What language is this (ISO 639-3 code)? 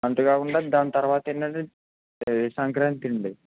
tel